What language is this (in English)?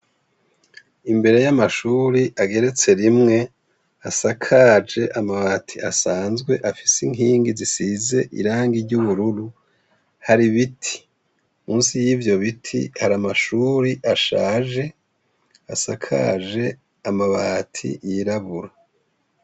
Rundi